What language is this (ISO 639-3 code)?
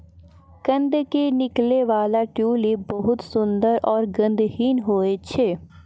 mai